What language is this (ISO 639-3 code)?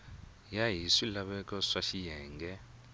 tso